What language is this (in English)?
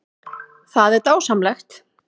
Icelandic